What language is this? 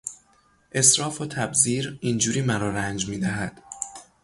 Persian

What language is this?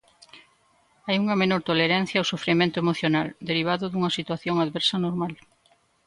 Galician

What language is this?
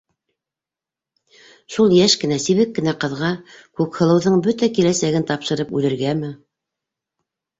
Bashkir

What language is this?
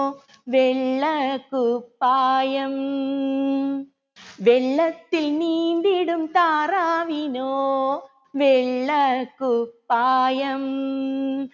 Malayalam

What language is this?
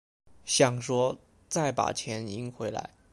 Chinese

